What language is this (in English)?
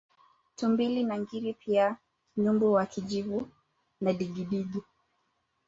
Swahili